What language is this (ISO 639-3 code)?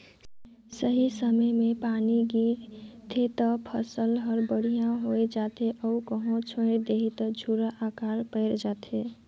hne